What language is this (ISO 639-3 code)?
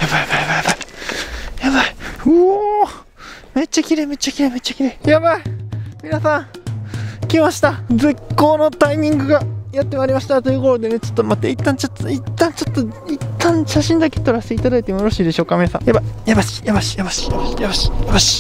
jpn